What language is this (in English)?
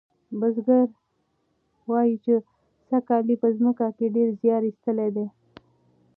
Pashto